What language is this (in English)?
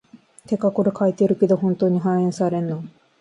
Japanese